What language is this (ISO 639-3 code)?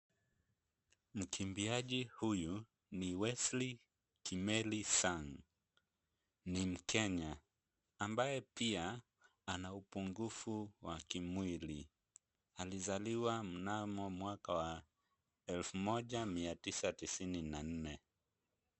swa